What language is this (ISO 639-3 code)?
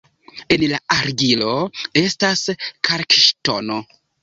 epo